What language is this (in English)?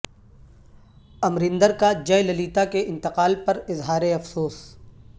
Urdu